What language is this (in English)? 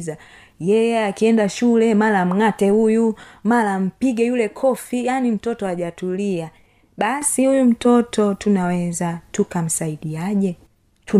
Swahili